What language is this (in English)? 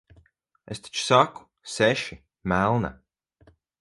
Latvian